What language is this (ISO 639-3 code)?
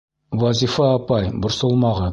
bak